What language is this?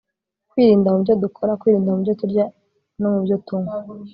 Kinyarwanda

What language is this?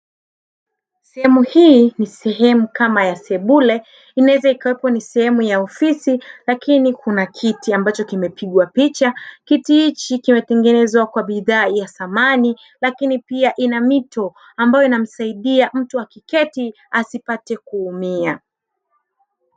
Swahili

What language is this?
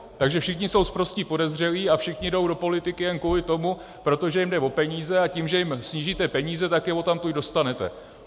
Czech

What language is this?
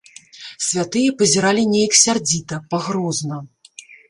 Belarusian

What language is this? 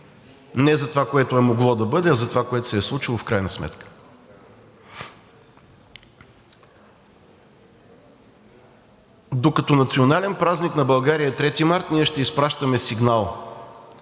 Bulgarian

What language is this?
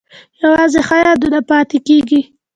Pashto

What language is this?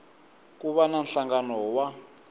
Tsonga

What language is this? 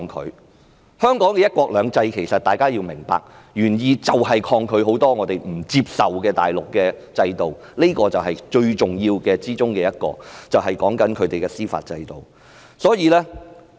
Cantonese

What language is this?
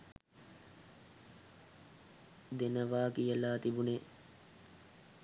Sinhala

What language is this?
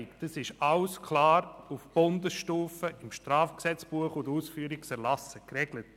Swiss German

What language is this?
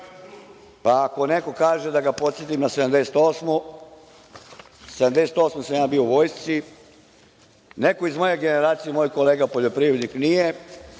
Serbian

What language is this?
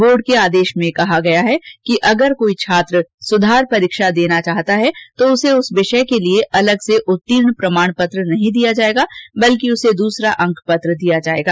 Hindi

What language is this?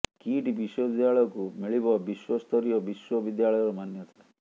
Odia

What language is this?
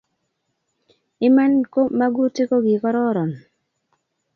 Kalenjin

